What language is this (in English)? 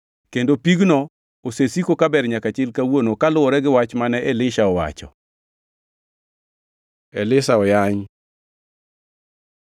Luo (Kenya and Tanzania)